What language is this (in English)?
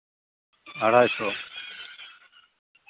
Santali